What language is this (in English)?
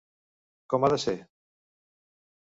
Catalan